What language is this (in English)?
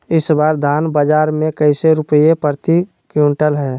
Magahi